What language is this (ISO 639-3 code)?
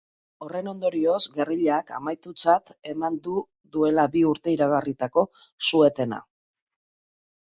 eus